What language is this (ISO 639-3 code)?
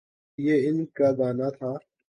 urd